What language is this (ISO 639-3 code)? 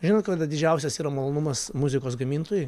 lit